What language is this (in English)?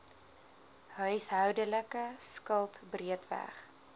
Afrikaans